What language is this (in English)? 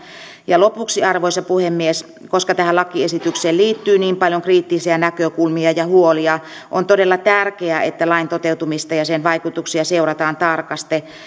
Finnish